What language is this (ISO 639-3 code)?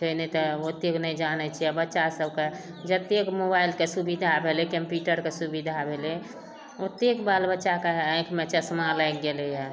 mai